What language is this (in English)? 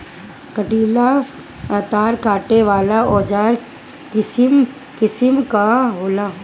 Bhojpuri